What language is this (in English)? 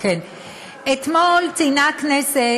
Hebrew